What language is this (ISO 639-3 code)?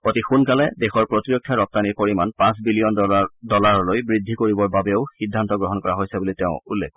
asm